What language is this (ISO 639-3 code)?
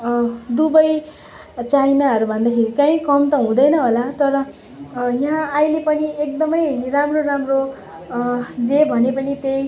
nep